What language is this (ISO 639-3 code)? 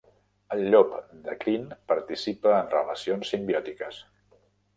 cat